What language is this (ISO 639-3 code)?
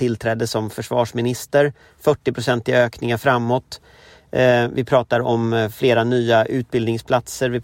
swe